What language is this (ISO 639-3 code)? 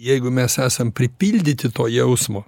lit